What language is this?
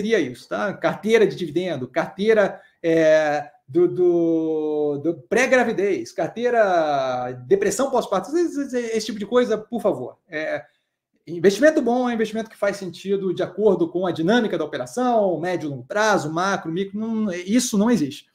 Portuguese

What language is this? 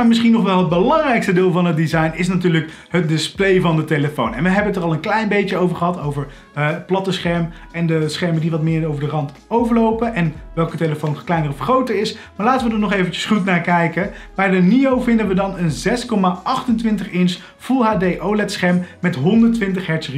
Dutch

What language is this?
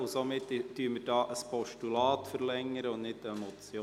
Swiss German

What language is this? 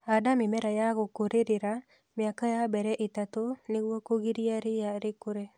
Kikuyu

